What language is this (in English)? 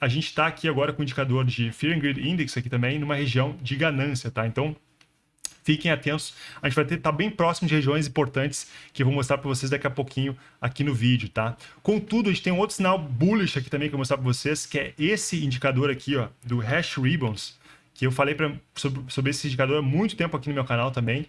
Portuguese